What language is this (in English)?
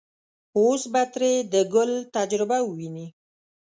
Pashto